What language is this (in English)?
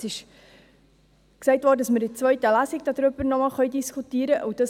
Swiss German